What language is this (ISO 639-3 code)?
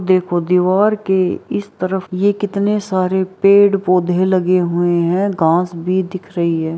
hin